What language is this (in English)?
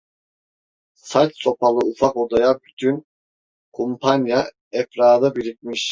Turkish